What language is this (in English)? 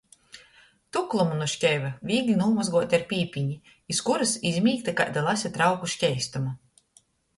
Latgalian